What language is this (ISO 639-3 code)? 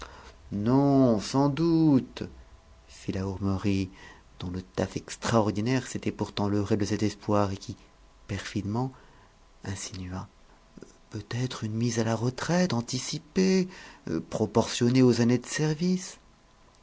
fra